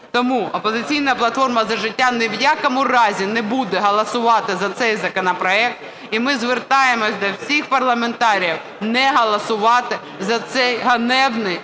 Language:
Ukrainian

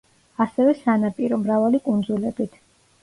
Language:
Georgian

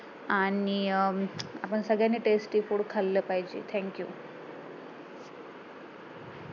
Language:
Marathi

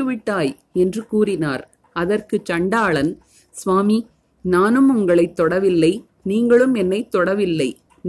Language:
Tamil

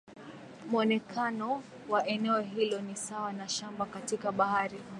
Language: Swahili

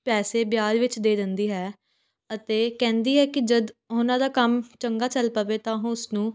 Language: Punjabi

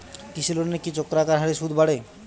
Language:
Bangla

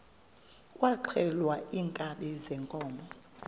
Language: Xhosa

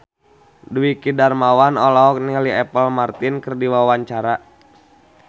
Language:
Sundanese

